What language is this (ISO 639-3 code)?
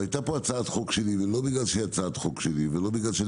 heb